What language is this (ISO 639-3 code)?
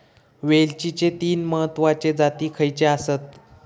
mar